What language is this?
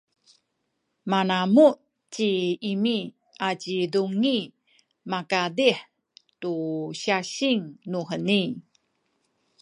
Sakizaya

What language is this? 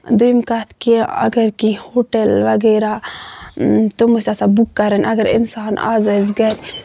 Kashmiri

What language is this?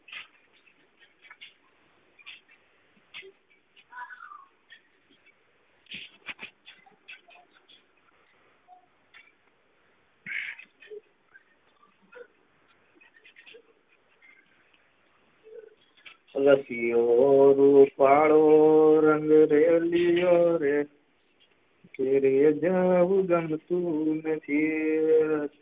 Gujarati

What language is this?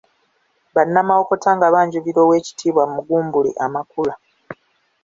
Ganda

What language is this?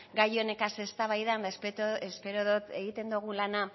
Basque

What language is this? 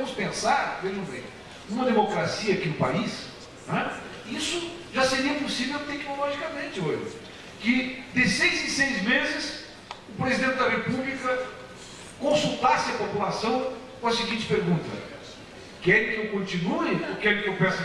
Portuguese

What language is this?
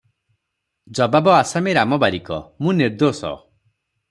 Odia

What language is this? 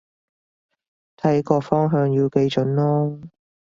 Cantonese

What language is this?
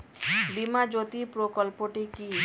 Bangla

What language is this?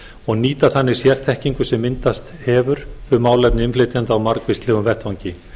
Icelandic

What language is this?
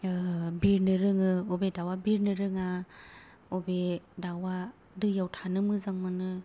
Bodo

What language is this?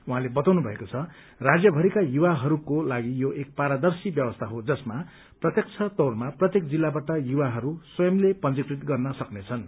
Nepali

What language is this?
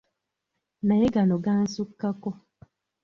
Ganda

